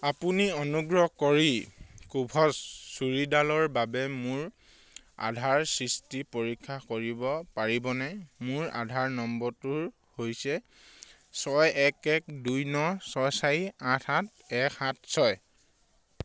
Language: Assamese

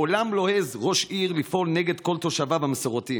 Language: Hebrew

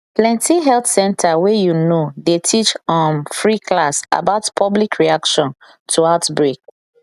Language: Nigerian Pidgin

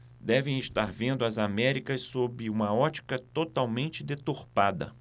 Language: Portuguese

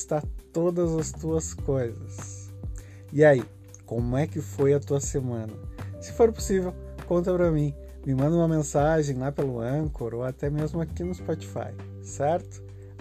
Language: Portuguese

